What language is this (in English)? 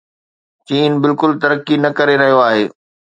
Sindhi